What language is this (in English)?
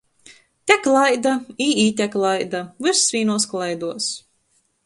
Latgalian